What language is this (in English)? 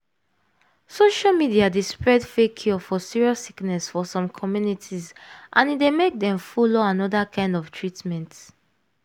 Nigerian Pidgin